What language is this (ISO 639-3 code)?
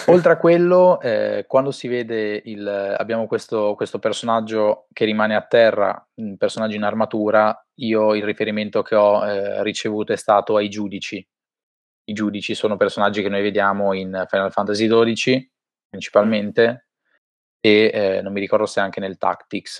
ita